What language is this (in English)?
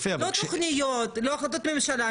Hebrew